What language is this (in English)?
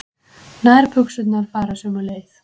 Icelandic